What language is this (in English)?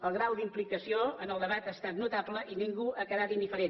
Catalan